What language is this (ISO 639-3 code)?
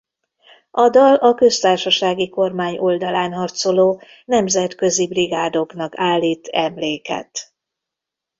hun